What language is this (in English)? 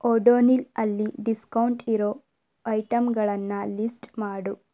Kannada